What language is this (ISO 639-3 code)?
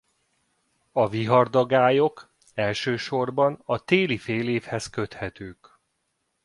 hun